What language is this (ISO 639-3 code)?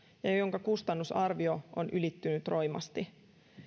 fin